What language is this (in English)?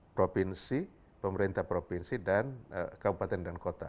Indonesian